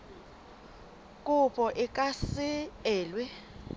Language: Southern Sotho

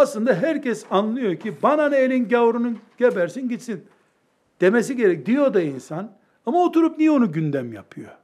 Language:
Turkish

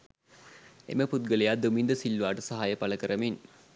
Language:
Sinhala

